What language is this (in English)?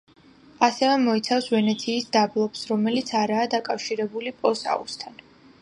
Georgian